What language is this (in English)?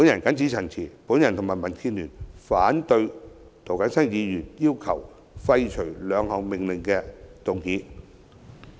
Cantonese